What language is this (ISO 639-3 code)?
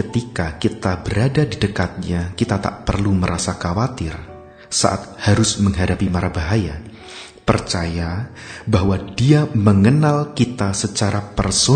ind